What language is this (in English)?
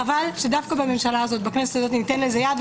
Hebrew